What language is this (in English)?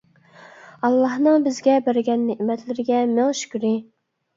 Uyghur